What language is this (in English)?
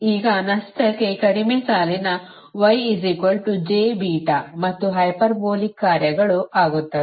Kannada